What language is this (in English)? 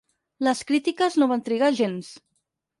Catalan